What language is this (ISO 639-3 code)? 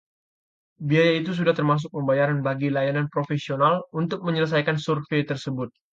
ind